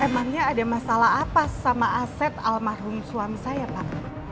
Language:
Indonesian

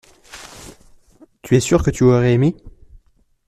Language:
French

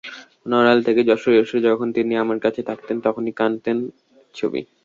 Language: Bangla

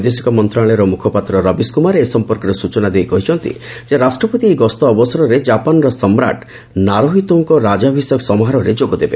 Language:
Odia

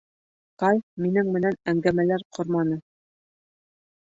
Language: Bashkir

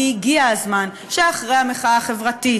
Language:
Hebrew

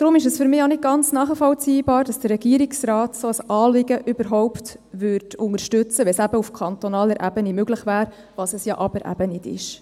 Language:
Swiss German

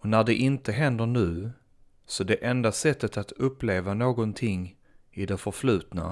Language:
Swedish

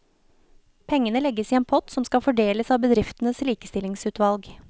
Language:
Norwegian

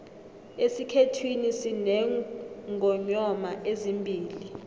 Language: South Ndebele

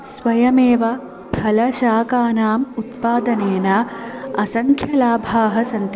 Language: Sanskrit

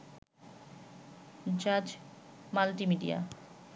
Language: Bangla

